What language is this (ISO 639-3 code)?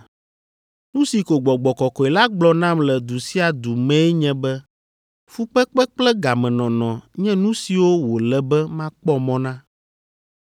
ewe